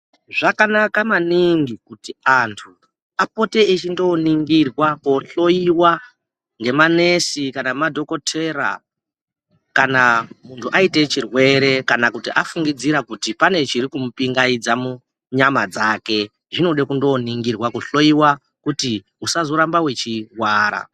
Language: Ndau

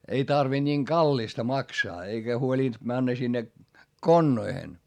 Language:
Finnish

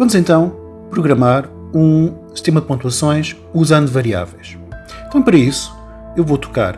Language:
Portuguese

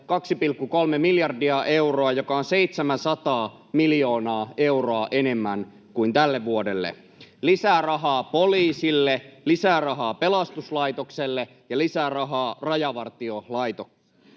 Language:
Finnish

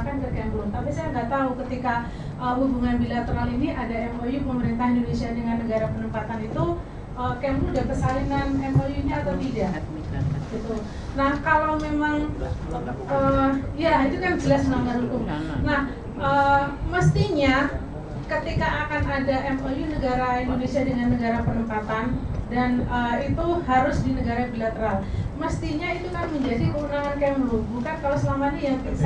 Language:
Indonesian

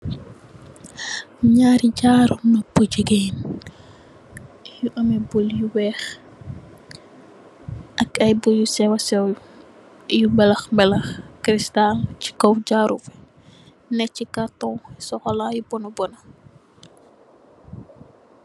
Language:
Wolof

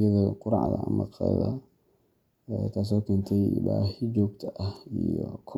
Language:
Somali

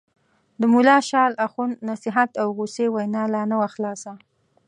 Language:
Pashto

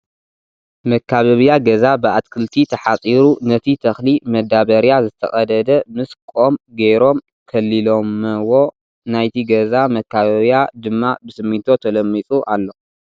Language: Tigrinya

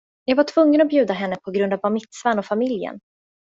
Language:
Swedish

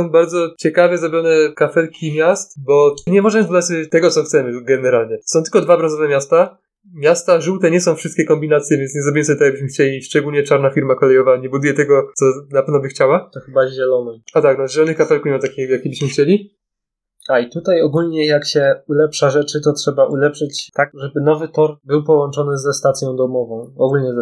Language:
Polish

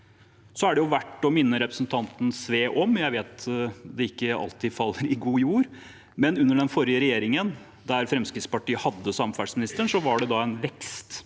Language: Norwegian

